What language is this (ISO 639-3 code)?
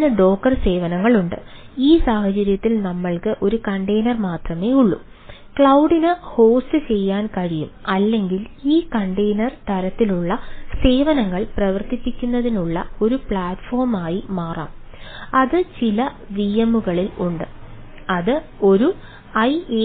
mal